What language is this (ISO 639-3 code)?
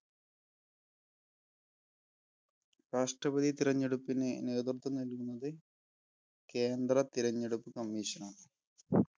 mal